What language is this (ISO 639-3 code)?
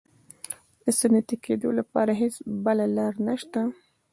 pus